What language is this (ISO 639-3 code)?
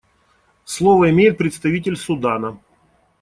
rus